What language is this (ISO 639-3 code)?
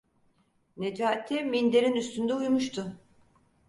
tur